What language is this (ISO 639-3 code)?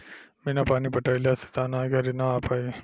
bho